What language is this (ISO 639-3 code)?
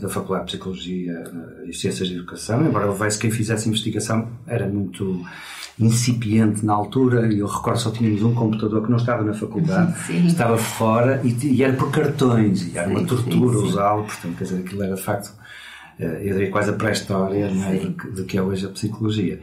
por